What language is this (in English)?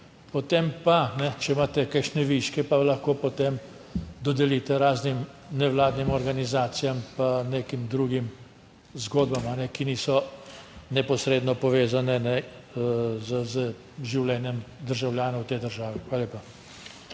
Slovenian